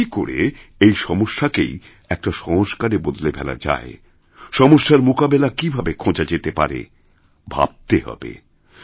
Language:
Bangla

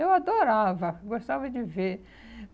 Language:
Portuguese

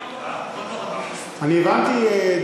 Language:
Hebrew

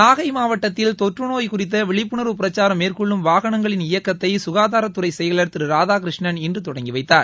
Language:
Tamil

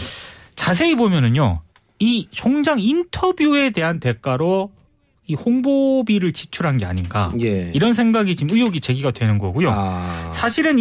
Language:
Korean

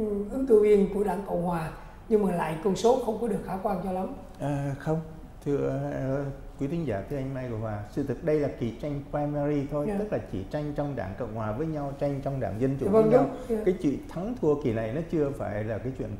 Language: Vietnamese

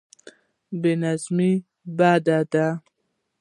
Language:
Pashto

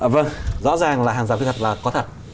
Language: Vietnamese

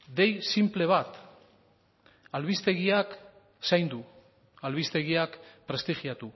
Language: Basque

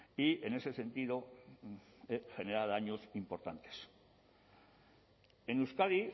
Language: Spanish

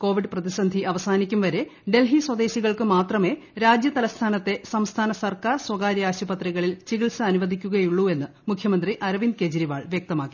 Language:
Malayalam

